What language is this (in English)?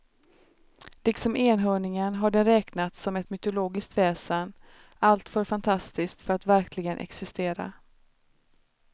Swedish